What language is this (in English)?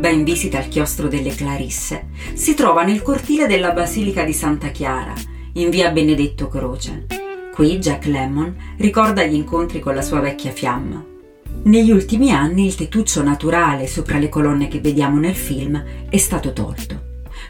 Italian